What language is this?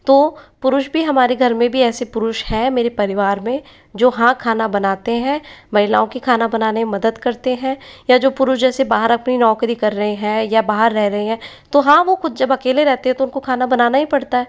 Hindi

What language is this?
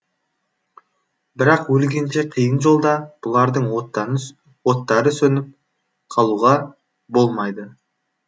Kazakh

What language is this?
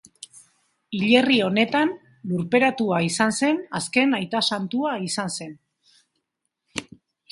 Basque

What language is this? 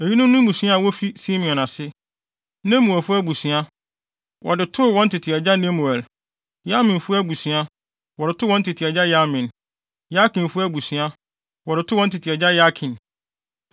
Akan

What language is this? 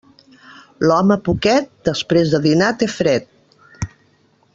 Catalan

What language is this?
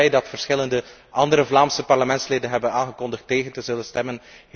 Dutch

